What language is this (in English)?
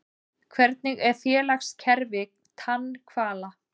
Icelandic